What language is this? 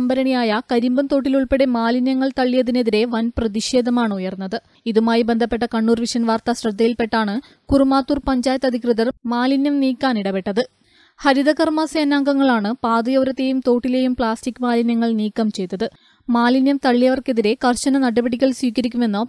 Czech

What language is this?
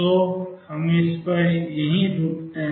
Hindi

